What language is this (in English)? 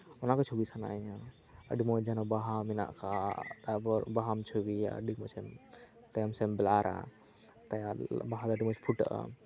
Santali